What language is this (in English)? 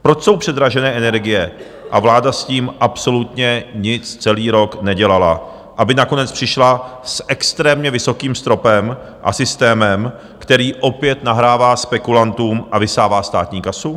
Czech